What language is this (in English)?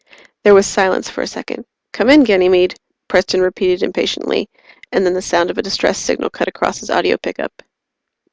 English